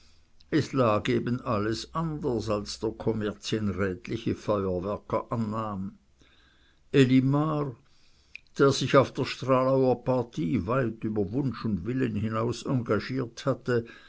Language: German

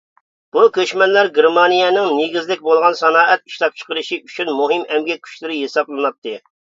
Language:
Uyghur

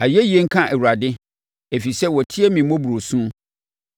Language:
Akan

